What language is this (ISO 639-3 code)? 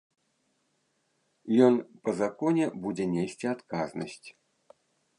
bel